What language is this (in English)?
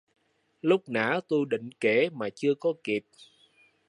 Vietnamese